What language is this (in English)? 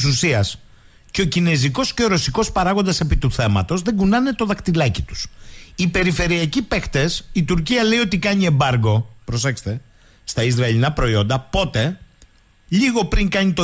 Greek